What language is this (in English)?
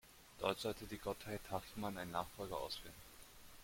German